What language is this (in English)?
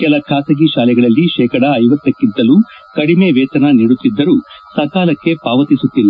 Kannada